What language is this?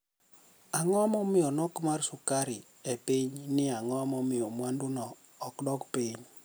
Luo (Kenya and Tanzania)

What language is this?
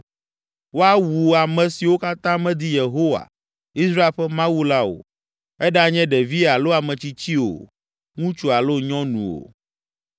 Ewe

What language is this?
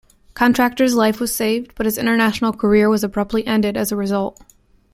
English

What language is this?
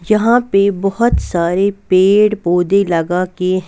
Hindi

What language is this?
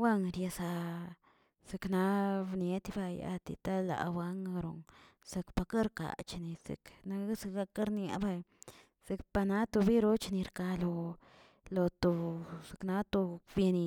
Tilquiapan Zapotec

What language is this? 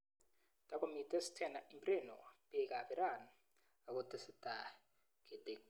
Kalenjin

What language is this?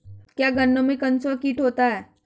Hindi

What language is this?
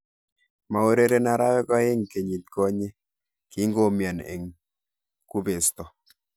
Kalenjin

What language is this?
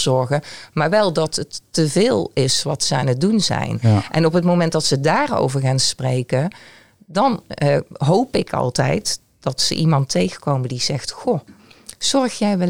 Dutch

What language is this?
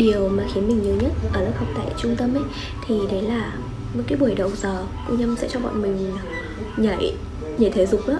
Vietnamese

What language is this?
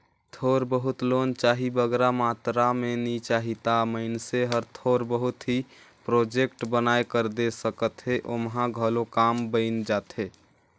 Chhattisgarhi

